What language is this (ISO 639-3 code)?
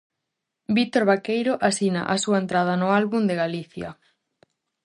glg